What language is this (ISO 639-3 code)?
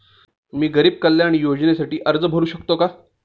mar